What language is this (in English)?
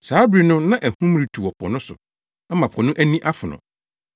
Akan